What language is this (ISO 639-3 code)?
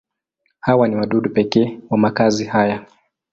swa